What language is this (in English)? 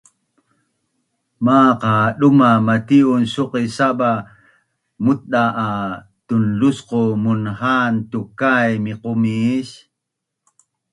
Bunun